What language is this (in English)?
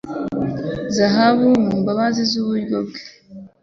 Kinyarwanda